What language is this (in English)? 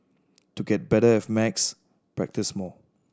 English